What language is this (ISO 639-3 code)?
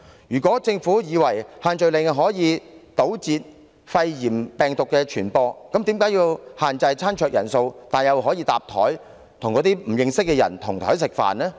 yue